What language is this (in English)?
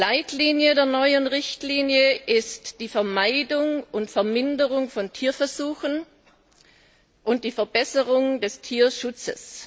German